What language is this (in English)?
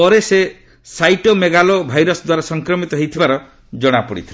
Odia